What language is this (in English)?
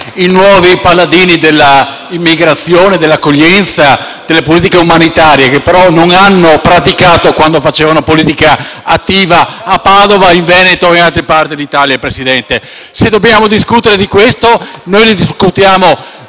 Italian